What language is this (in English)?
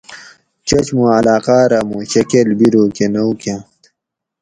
Gawri